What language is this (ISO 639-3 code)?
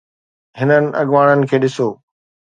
snd